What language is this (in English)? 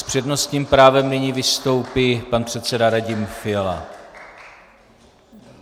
Czech